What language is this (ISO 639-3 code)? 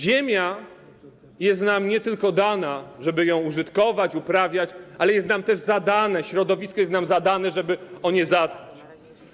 pol